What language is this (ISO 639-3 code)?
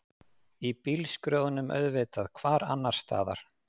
isl